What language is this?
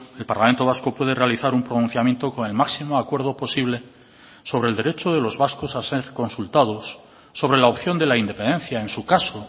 Spanish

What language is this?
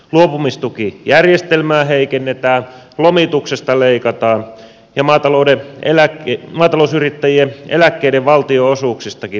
Finnish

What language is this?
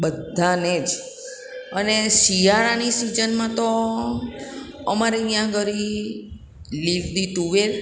Gujarati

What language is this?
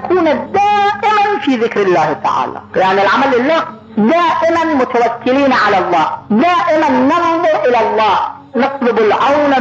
Arabic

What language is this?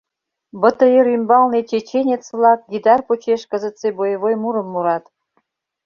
Mari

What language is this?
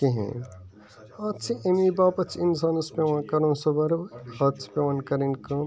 Kashmiri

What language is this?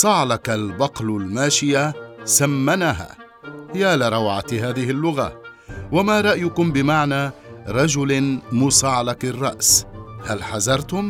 Arabic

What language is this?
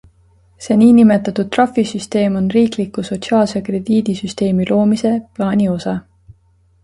Estonian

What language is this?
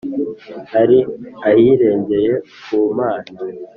Kinyarwanda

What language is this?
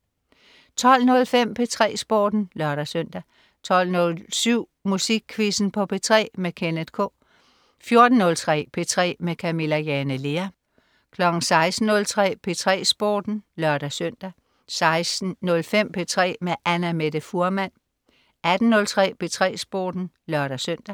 Danish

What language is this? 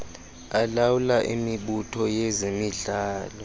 Xhosa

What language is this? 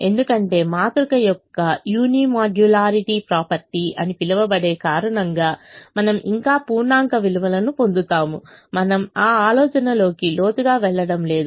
Telugu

